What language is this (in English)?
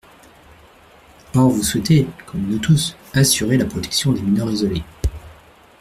French